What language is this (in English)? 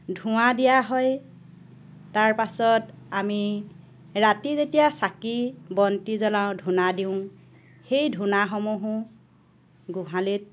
Assamese